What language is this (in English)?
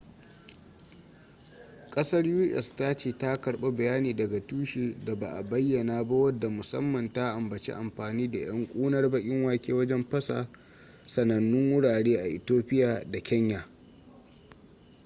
Hausa